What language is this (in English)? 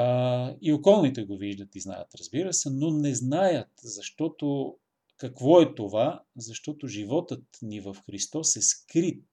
Bulgarian